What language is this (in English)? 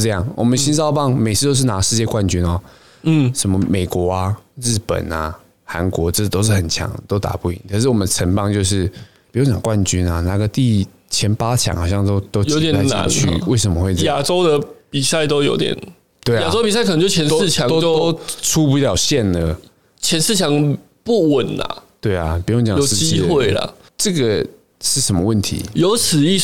Chinese